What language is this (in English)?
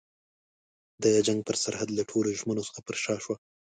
Pashto